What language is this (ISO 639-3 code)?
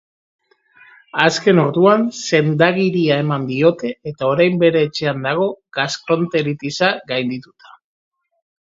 eus